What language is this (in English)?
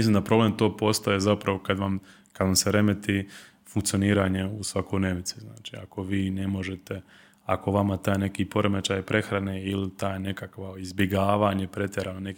Croatian